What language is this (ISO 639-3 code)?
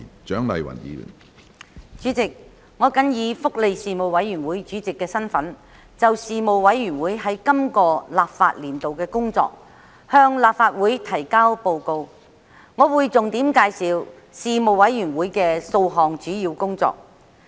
yue